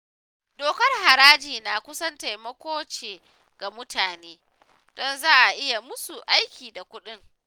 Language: Hausa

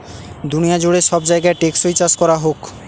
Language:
Bangla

